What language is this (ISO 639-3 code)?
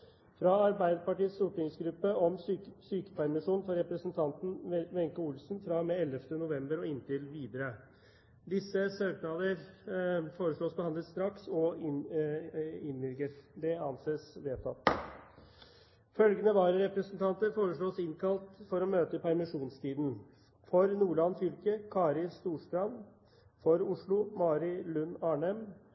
nob